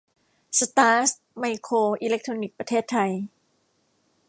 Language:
Thai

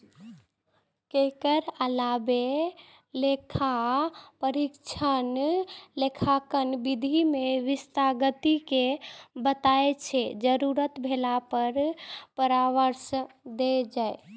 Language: Maithili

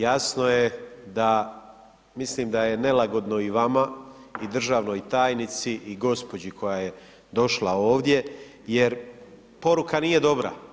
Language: Croatian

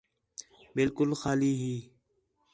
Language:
Khetrani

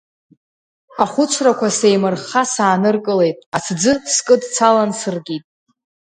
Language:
Abkhazian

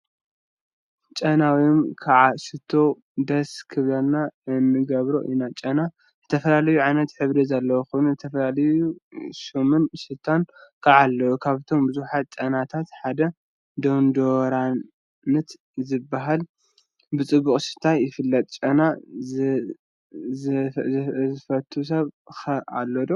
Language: Tigrinya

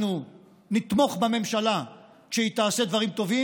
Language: Hebrew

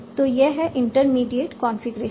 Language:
Hindi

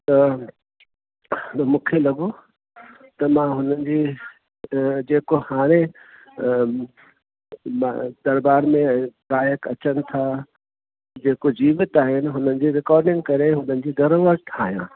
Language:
Sindhi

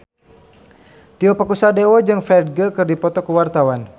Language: Sundanese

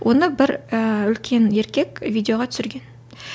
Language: Kazakh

